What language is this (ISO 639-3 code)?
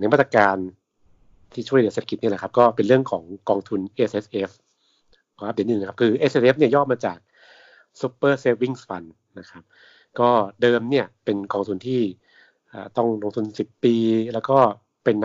tha